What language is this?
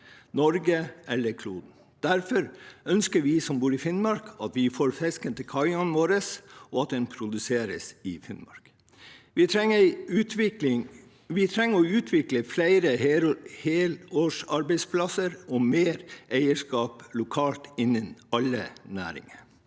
Norwegian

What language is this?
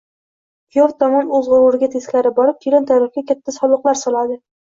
Uzbek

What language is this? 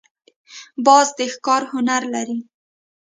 Pashto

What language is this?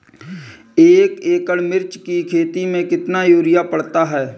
Hindi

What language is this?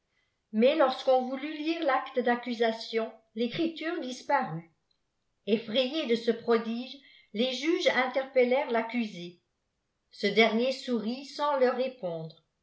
French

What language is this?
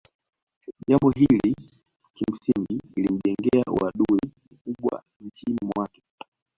Swahili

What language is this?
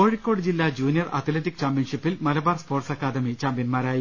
Malayalam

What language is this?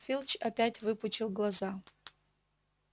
Russian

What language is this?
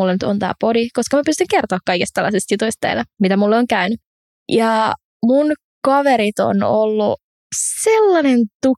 Finnish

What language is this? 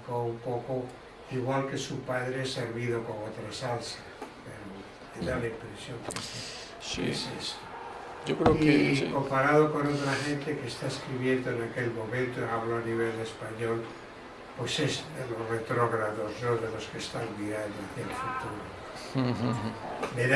Spanish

